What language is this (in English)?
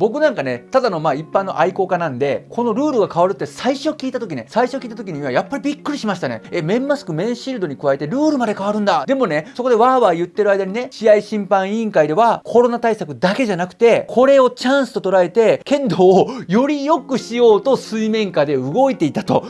Japanese